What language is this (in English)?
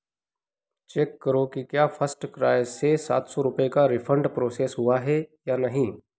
Hindi